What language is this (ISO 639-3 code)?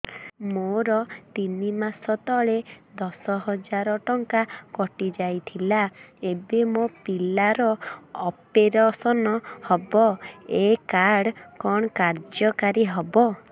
ori